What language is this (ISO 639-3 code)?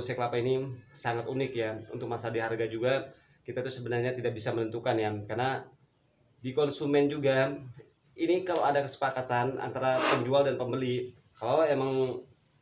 ind